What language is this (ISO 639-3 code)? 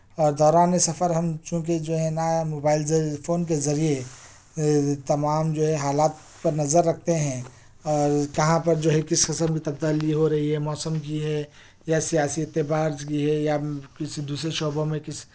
urd